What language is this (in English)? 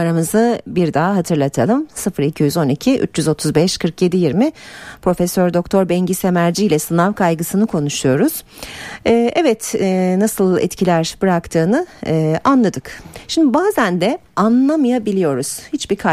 Turkish